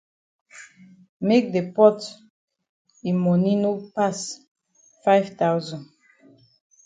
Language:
Cameroon Pidgin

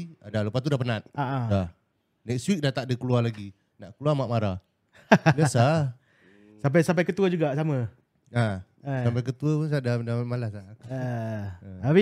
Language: Malay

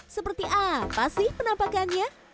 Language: Indonesian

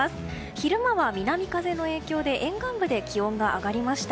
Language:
Japanese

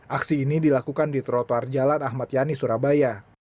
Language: Indonesian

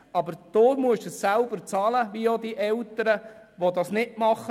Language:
Swiss German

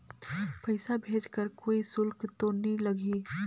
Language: Chhattisgarhi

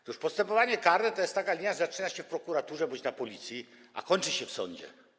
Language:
Polish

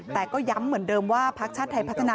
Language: Thai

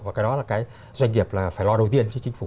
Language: Vietnamese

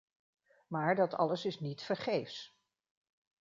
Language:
Dutch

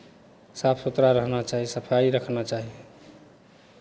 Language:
Maithili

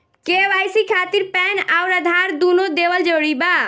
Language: Bhojpuri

